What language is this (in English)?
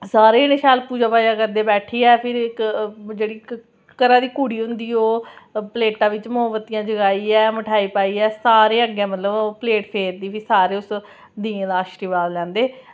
Dogri